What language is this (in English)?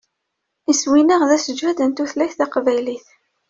Kabyle